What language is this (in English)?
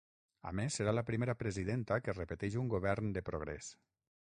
Catalan